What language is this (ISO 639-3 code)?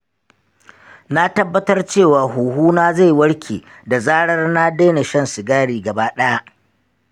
hau